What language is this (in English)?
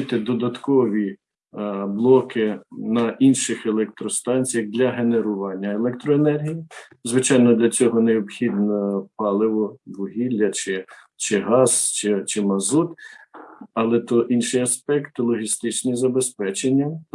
Ukrainian